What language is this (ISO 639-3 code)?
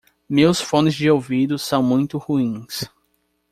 por